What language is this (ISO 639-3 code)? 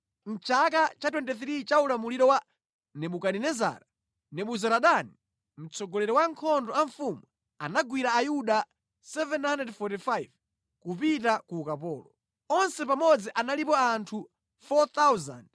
nya